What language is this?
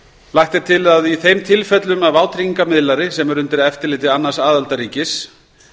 Icelandic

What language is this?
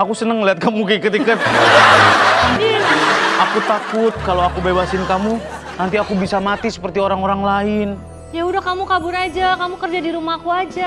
Indonesian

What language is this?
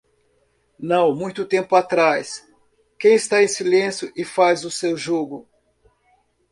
Portuguese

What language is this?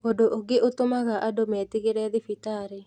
Kikuyu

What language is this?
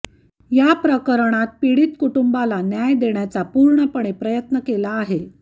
Marathi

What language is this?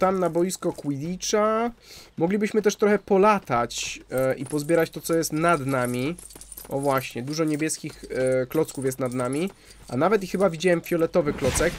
Polish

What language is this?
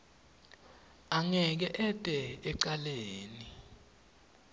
Swati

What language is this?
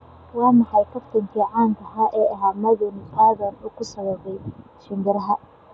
Somali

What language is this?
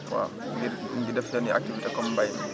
Wolof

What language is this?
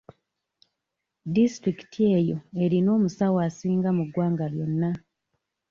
Ganda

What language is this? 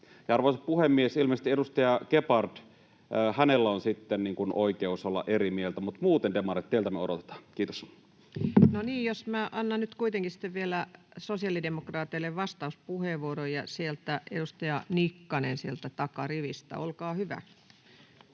Finnish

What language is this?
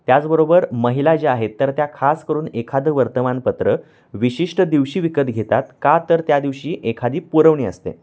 Marathi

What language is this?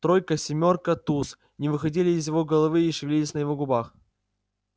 Russian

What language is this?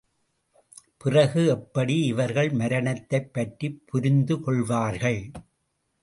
Tamil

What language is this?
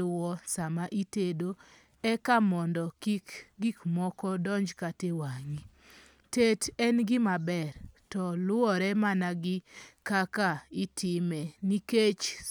Luo (Kenya and Tanzania)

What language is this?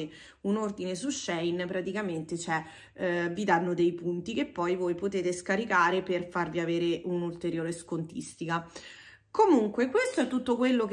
Italian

